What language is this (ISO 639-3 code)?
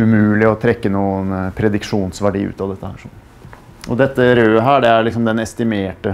nor